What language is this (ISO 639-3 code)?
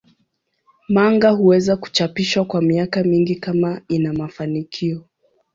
swa